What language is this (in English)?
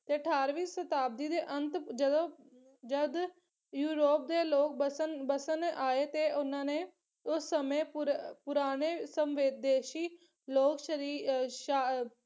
Punjabi